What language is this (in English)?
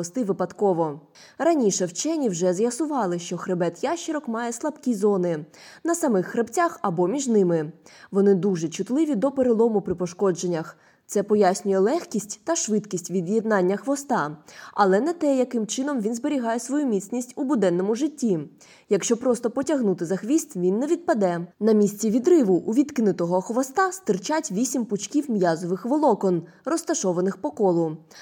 Ukrainian